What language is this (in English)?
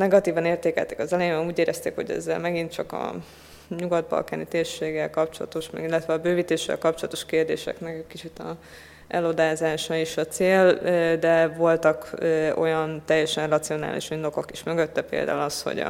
Hungarian